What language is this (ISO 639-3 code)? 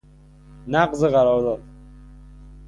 fas